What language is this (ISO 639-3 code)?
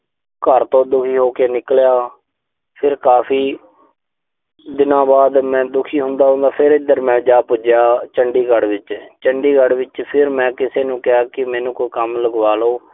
pan